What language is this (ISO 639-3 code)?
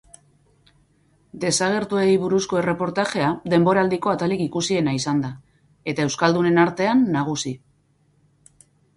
eus